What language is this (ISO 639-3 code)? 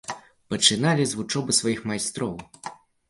bel